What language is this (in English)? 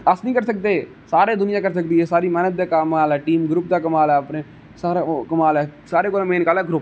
Dogri